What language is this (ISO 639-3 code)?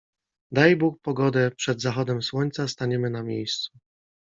pol